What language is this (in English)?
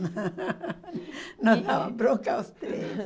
Portuguese